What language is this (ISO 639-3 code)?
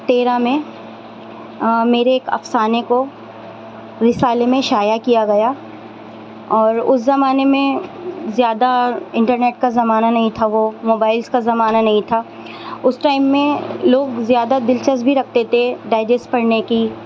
urd